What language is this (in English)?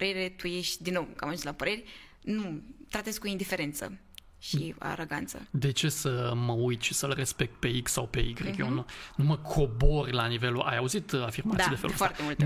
Romanian